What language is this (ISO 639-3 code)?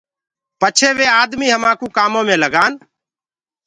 ggg